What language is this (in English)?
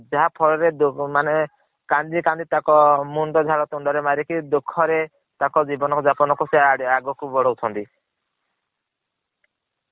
Odia